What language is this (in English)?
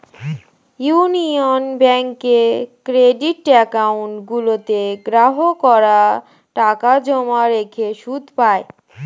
Bangla